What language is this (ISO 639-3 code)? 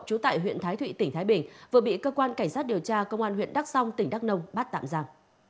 vie